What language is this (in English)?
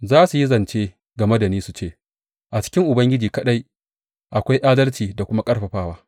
Hausa